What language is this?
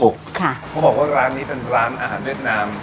Thai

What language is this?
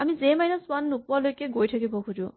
Assamese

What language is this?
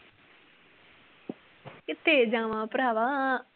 Punjabi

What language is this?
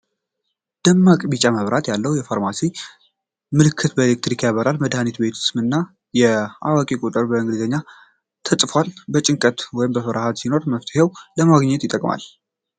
Amharic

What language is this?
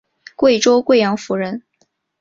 Chinese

